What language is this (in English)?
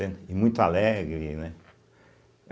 Portuguese